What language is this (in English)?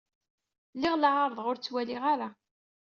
Kabyle